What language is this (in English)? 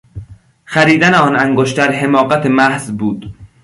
Persian